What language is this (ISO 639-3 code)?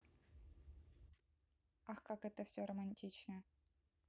rus